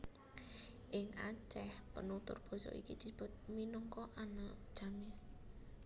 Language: Javanese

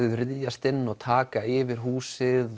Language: Icelandic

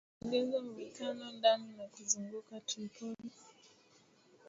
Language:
Swahili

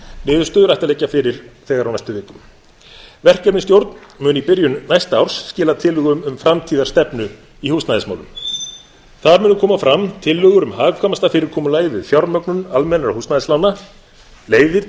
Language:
Icelandic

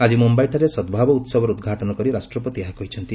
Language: Odia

